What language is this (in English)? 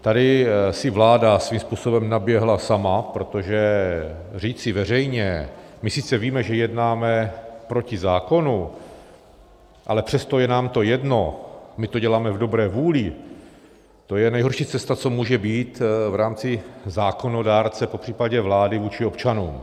Czech